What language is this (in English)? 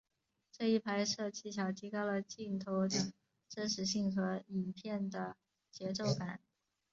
Chinese